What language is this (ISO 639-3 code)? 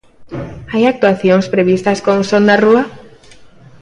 glg